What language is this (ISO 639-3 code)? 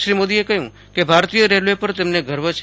guj